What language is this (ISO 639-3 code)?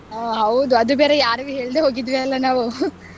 kan